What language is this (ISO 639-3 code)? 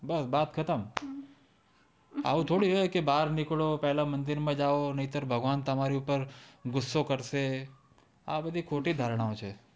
guj